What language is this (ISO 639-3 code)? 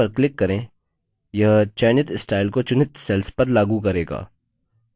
hin